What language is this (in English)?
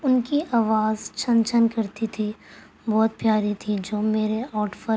Urdu